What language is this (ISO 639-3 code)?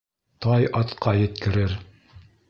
bak